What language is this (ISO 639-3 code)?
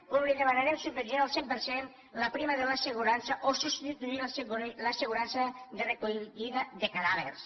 cat